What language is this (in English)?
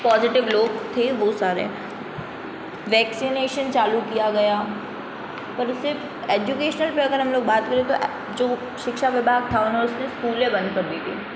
Hindi